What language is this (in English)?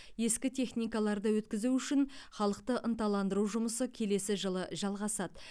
Kazakh